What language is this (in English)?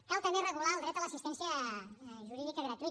Catalan